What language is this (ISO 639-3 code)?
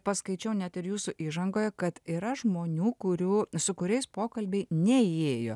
lit